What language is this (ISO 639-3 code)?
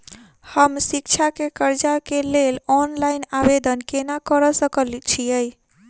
mai